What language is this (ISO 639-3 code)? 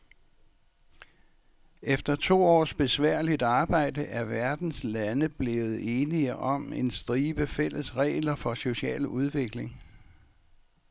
dan